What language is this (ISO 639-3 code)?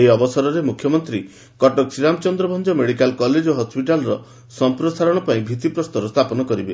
ori